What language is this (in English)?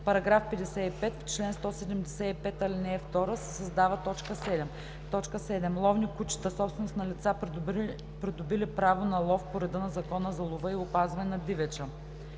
Bulgarian